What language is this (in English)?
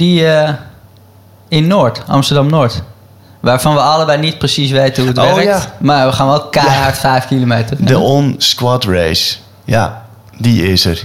Dutch